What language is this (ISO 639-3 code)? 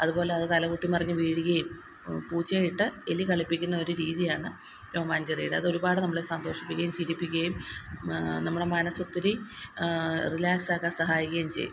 mal